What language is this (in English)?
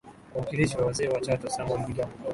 Swahili